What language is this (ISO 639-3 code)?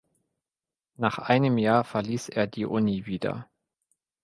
deu